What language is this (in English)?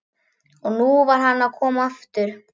Icelandic